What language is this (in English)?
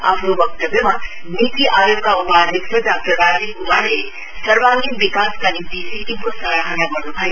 Nepali